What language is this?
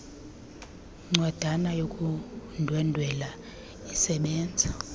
Xhosa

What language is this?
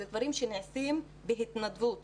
Hebrew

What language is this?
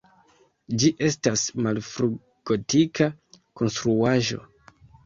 Esperanto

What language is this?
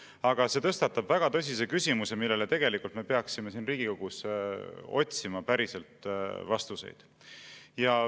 Estonian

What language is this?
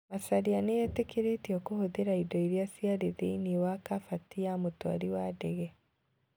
Kikuyu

